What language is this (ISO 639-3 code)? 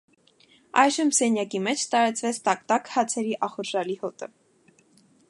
hye